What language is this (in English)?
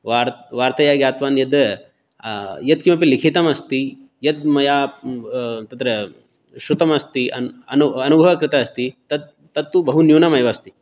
Sanskrit